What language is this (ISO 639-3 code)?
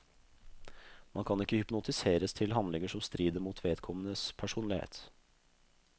nor